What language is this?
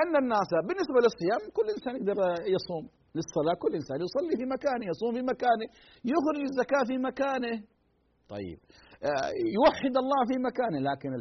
Arabic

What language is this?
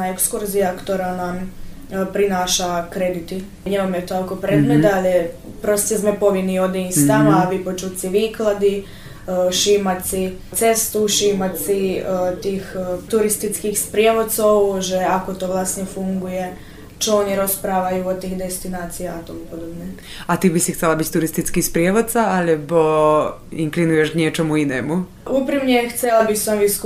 Slovak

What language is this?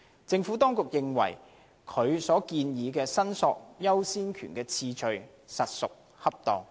Cantonese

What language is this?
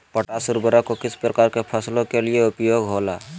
Magahi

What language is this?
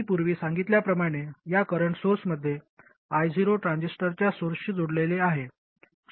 Marathi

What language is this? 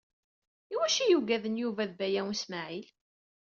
Kabyle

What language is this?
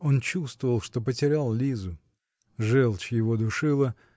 Russian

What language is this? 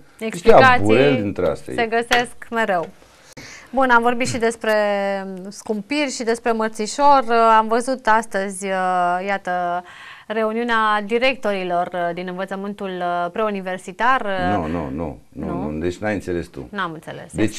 Romanian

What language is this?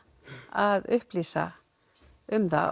Icelandic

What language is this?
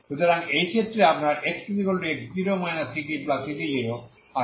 Bangla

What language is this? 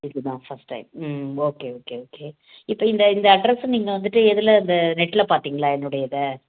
Tamil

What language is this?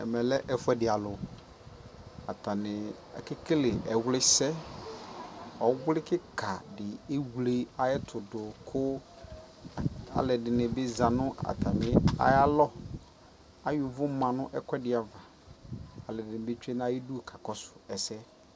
Ikposo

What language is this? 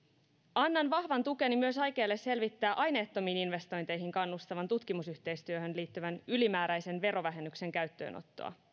Finnish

